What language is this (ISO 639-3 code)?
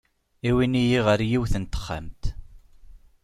kab